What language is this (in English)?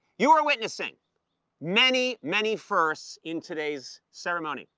English